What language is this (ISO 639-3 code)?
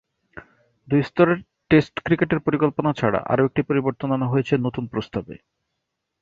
ben